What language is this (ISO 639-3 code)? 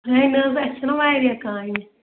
kas